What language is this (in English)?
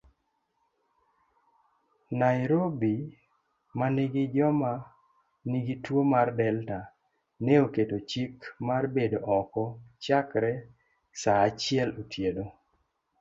Luo (Kenya and Tanzania)